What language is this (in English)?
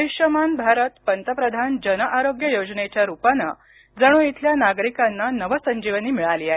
Marathi